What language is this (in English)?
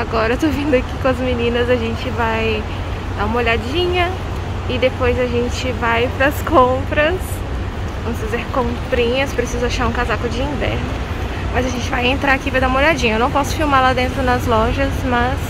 Portuguese